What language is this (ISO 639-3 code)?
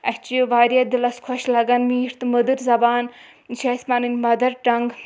kas